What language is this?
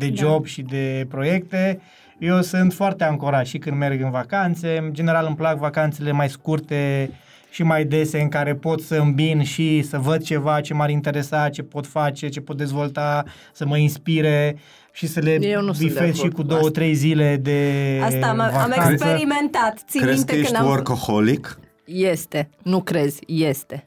Romanian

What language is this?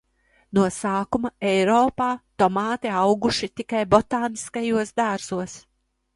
Latvian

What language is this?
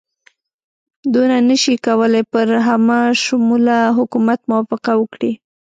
Pashto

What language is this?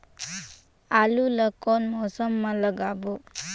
Chhattisgarhi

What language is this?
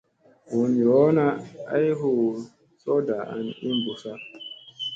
Musey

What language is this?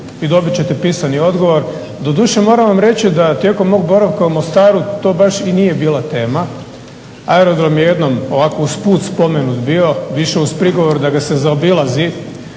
Croatian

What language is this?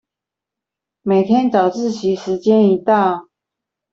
Chinese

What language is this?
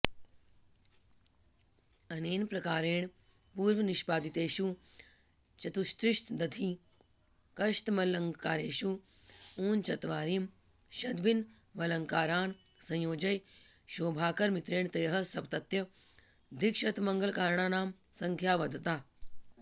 Sanskrit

